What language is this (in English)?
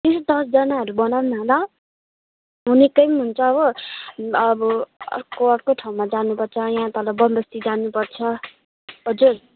Nepali